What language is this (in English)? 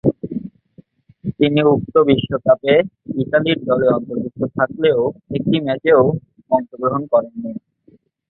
Bangla